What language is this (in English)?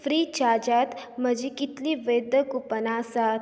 Konkani